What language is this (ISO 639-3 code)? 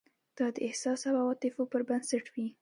pus